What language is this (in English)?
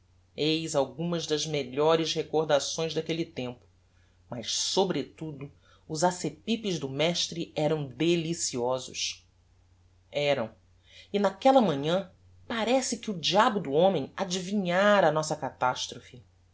Portuguese